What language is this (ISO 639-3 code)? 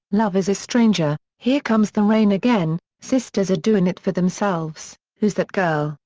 eng